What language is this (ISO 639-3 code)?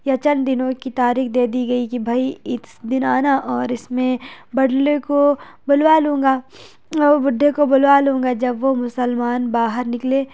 urd